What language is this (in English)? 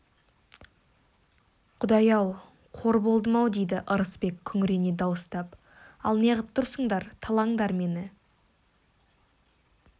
Kazakh